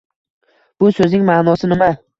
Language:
Uzbek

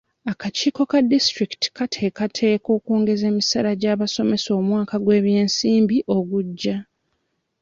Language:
Ganda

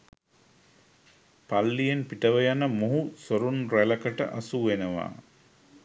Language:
Sinhala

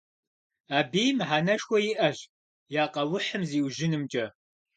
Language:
Kabardian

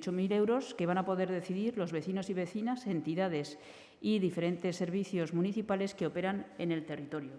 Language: Spanish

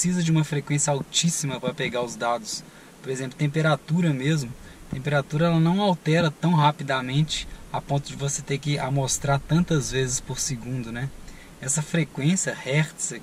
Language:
Portuguese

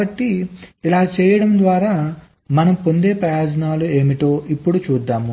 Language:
Telugu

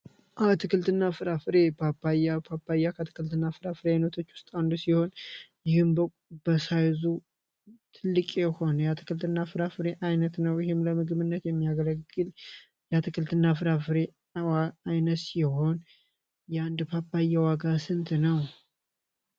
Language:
Amharic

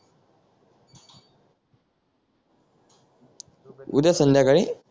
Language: Marathi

